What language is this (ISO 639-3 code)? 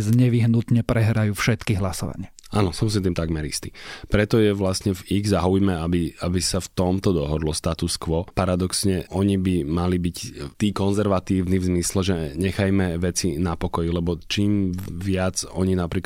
slk